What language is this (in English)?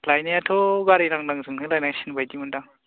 Bodo